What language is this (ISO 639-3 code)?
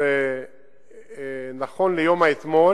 heb